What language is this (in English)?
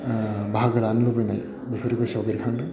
Bodo